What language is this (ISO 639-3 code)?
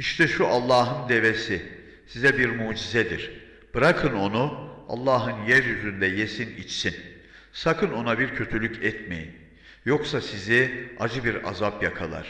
tur